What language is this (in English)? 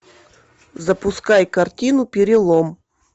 Russian